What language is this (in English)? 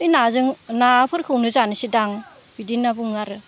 Bodo